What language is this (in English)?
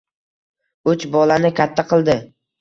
Uzbek